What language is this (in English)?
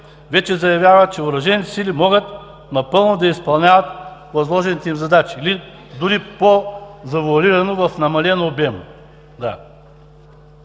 Bulgarian